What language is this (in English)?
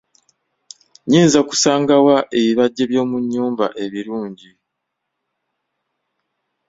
Ganda